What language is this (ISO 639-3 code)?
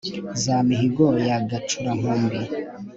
kin